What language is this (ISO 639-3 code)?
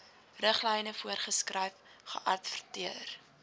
afr